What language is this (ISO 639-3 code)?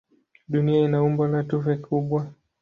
swa